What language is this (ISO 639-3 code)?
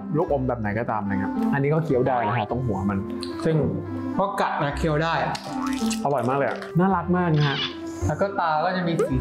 tha